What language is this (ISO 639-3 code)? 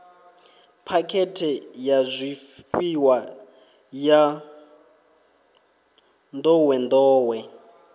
ven